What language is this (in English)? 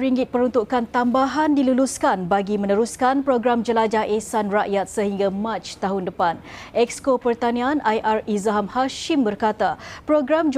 Malay